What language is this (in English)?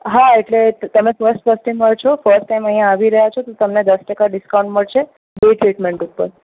Gujarati